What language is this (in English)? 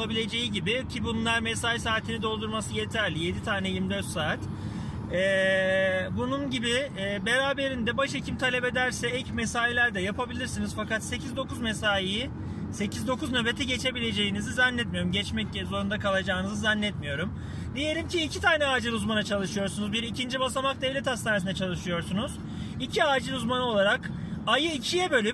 Turkish